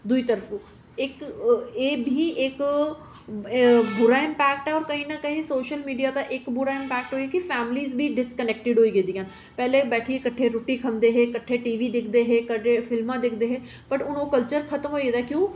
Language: Dogri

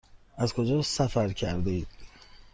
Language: Persian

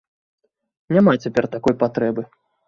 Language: Belarusian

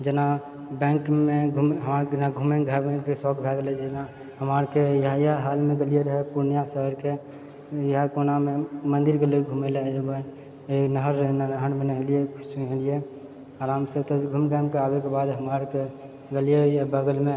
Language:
Maithili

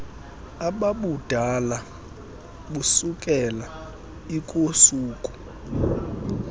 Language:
Xhosa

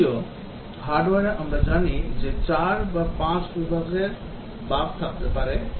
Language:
Bangla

